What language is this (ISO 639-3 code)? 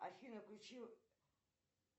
rus